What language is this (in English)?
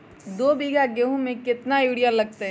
Magahi